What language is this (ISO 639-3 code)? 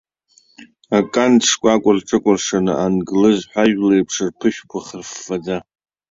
abk